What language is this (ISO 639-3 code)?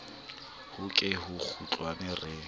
sot